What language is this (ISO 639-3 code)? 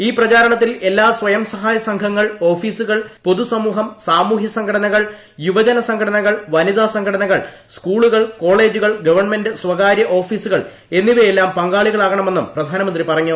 mal